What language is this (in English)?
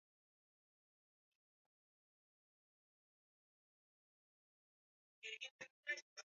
Swahili